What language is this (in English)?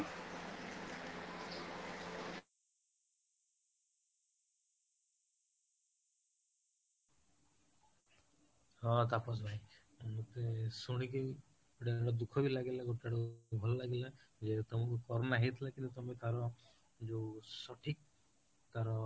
Odia